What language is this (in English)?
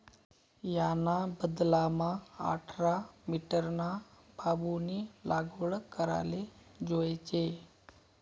Marathi